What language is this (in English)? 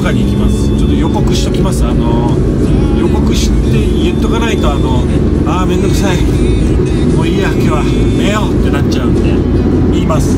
Japanese